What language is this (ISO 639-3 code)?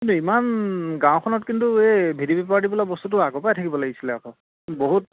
asm